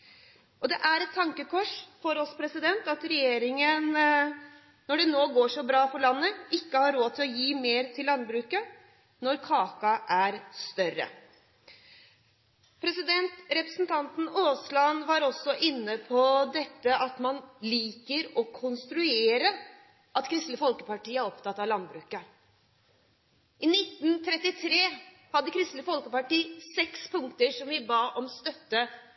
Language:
Norwegian Bokmål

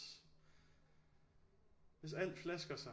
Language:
Danish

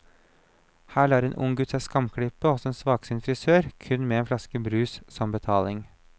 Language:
Norwegian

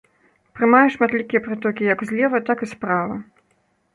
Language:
Belarusian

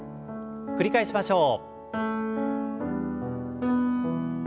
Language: Japanese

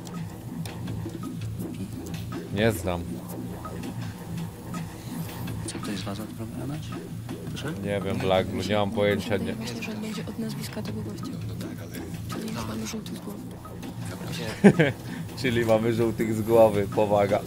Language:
Polish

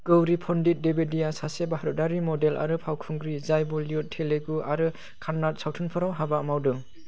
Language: Bodo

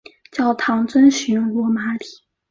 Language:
Chinese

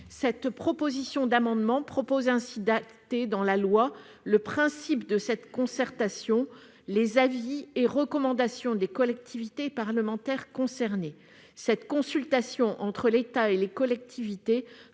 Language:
French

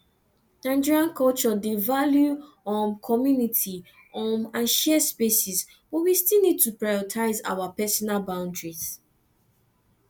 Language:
Nigerian Pidgin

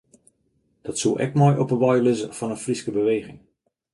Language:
Western Frisian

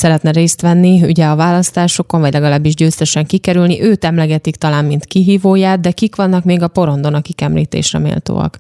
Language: Hungarian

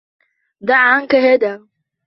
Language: Arabic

